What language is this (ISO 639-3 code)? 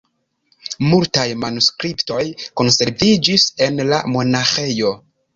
epo